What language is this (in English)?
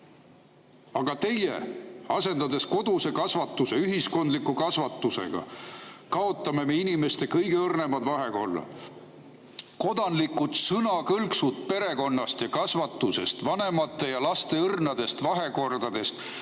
Estonian